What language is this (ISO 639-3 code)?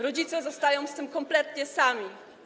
pol